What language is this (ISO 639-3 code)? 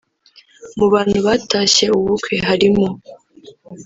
kin